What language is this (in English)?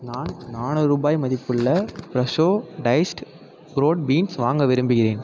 Tamil